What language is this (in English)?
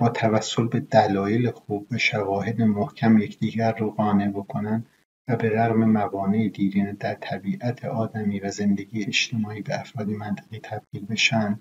Persian